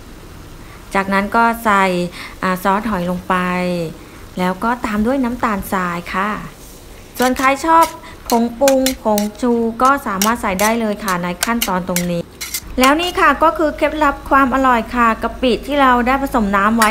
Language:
Thai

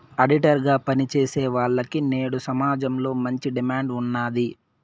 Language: Telugu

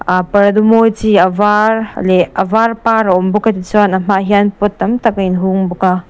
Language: Mizo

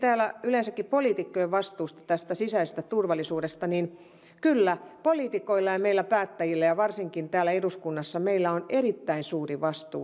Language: Finnish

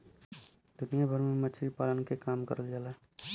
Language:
Bhojpuri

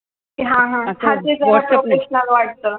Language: Marathi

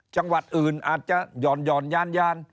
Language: Thai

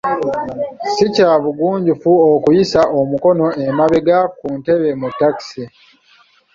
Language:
Ganda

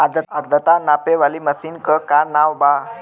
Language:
Bhojpuri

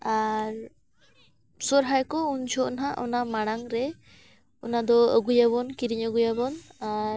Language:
Santali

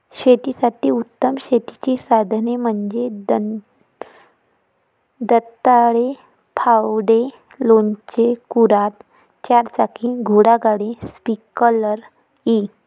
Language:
Marathi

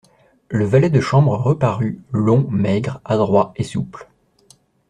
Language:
French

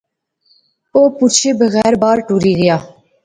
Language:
Pahari-Potwari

